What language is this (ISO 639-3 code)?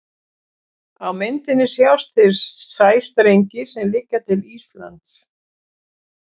isl